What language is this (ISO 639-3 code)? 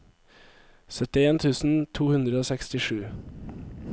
nor